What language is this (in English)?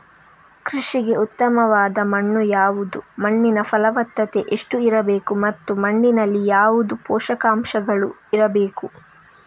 Kannada